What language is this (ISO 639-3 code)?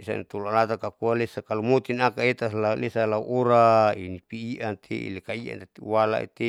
sau